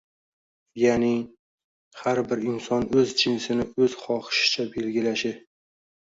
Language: Uzbek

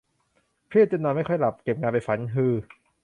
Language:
Thai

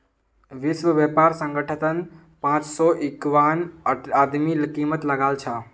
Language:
Magahi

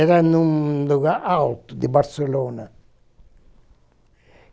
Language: Portuguese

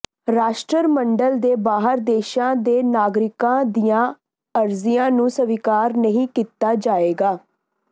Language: Punjabi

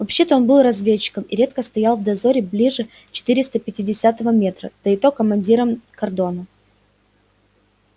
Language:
Russian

